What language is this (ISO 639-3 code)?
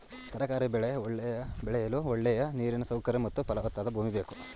kan